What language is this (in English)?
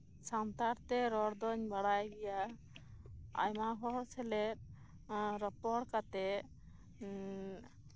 Santali